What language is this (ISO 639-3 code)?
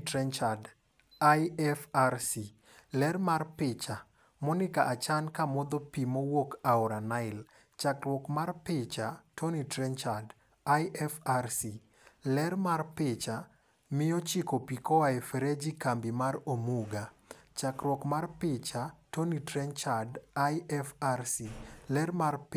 luo